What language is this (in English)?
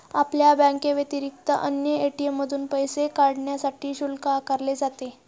Marathi